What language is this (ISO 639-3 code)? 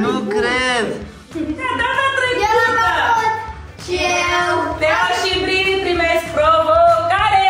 ron